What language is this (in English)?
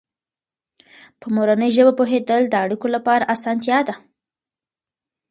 Pashto